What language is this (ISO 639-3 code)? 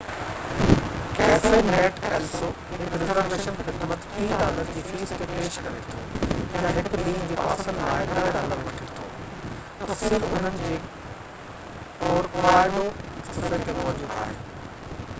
snd